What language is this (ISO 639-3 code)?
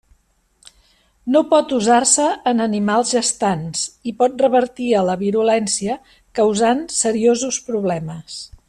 cat